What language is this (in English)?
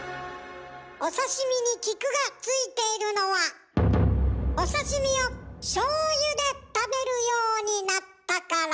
Japanese